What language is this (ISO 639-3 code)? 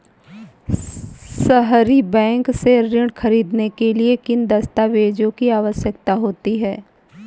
hin